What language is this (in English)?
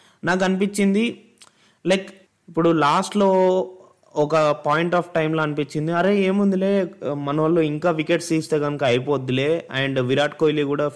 Telugu